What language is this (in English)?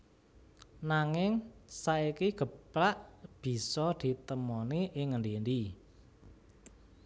Javanese